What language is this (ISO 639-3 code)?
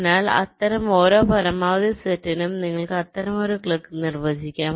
mal